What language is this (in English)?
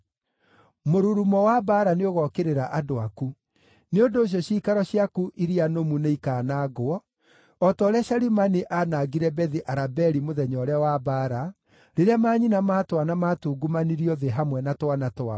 Kikuyu